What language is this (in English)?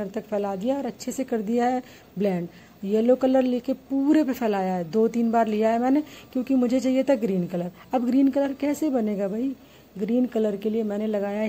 Hindi